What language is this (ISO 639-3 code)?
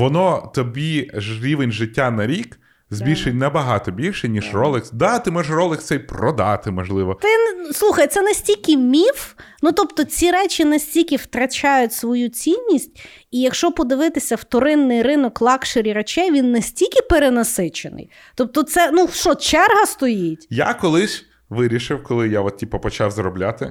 ukr